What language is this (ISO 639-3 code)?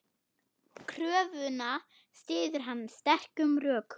isl